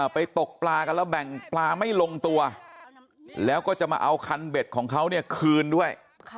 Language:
Thai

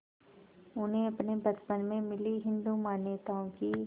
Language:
Hindi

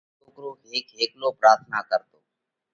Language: Parkari Koli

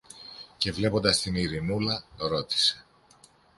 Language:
Greek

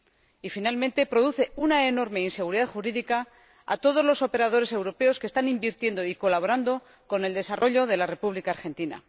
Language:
Spanish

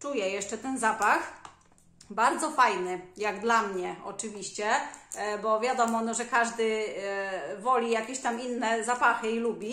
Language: Polish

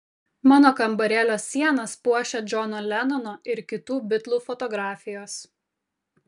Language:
Lithuanian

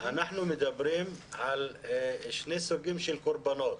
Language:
Hebrew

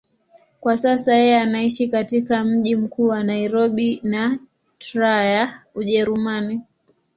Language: Swahili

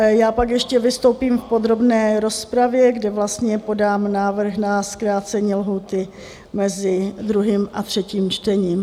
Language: Czech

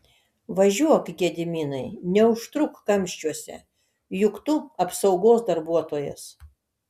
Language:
Lithuanian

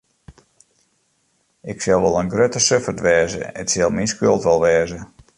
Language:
Western Frisian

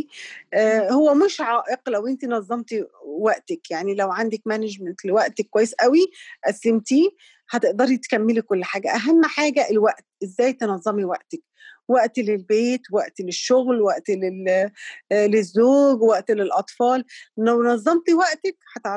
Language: Arabic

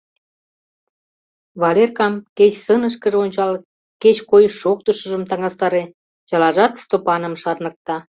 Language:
Mari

